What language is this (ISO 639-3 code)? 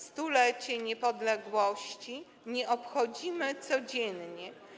pol